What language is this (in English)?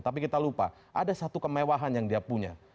Indonesian